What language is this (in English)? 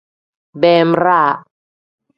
Tem